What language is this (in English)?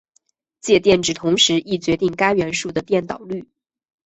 Chinese